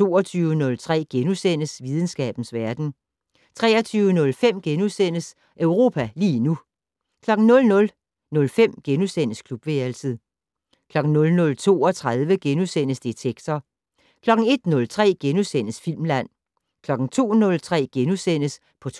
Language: Danish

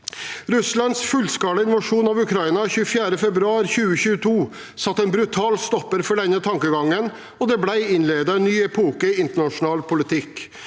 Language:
Norwegian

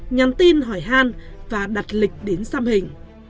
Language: Vietnamese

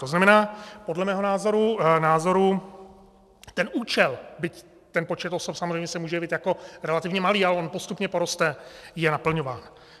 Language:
Czech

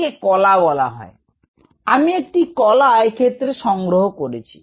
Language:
Bangla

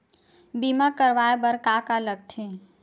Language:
Chhattisgarhi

